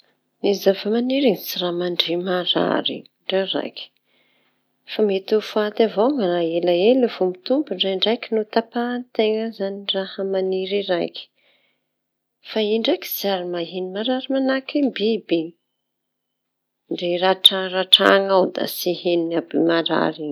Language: Tanosy Malagasy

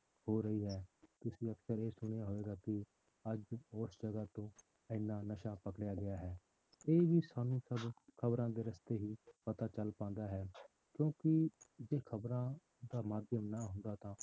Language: Punjabi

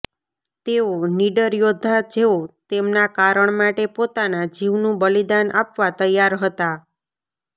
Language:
Gujarati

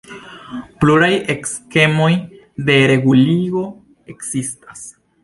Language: Esperanto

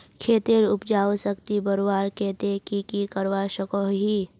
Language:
Magahi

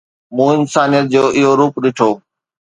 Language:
Sindhi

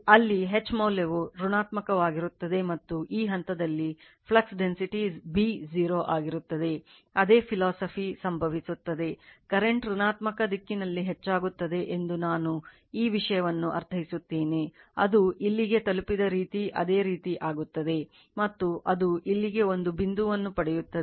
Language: Kannada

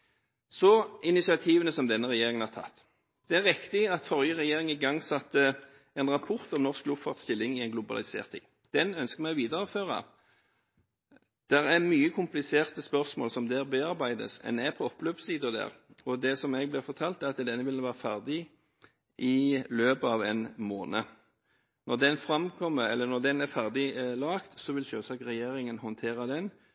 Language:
Norwegian Bokmål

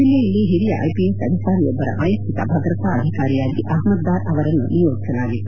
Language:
Kannada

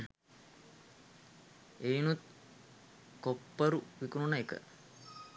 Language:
Sinhala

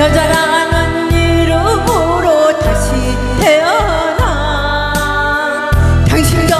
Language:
Korean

